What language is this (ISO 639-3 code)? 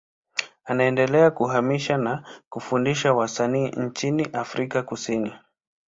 swa